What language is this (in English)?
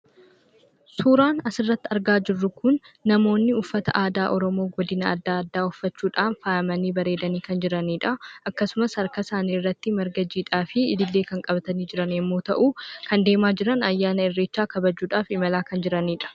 Oromo